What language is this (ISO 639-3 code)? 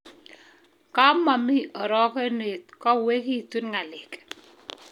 kln